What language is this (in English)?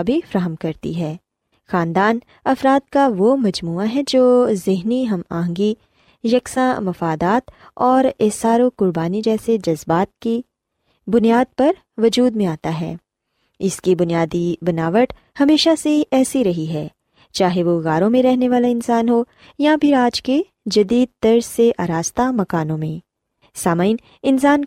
Urdu